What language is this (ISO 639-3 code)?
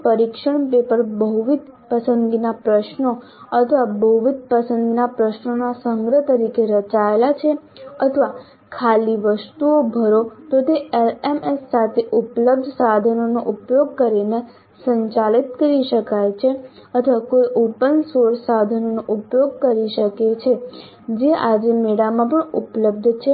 guj